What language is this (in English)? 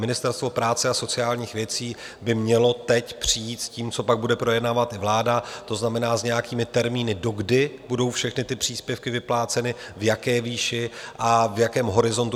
Czech